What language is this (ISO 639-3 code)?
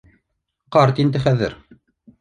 bak